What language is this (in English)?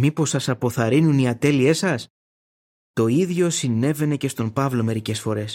Greek